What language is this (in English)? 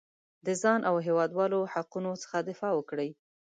Pashto